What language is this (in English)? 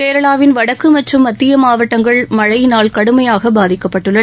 Tamil